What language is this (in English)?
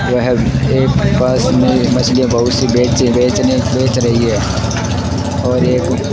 Hindi